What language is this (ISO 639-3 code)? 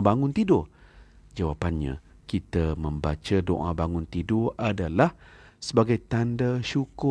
msa